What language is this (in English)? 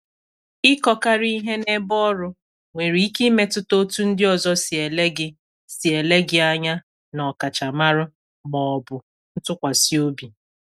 Igbo